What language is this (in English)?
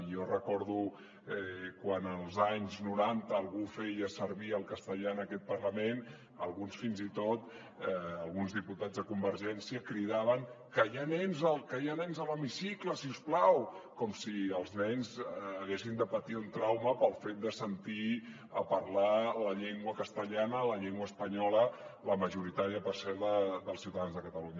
Catalan